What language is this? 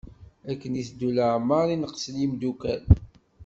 Kabyle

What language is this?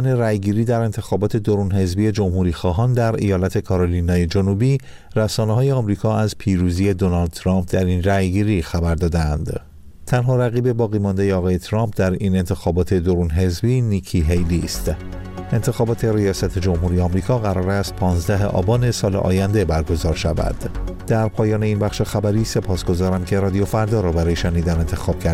Persian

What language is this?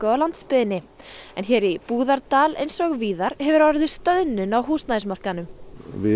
Icelandic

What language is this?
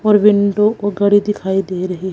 Hindi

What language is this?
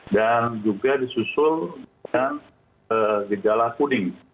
Indonesian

